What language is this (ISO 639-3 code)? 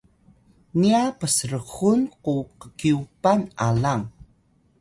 tay